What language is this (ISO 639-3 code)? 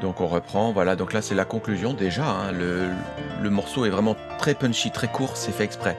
fra